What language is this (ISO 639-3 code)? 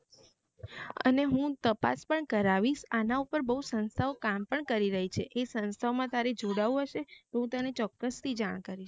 guj